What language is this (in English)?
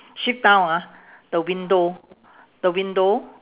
English